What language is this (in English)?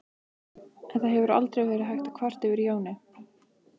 Icelandic